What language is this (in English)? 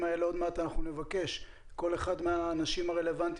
Hebrew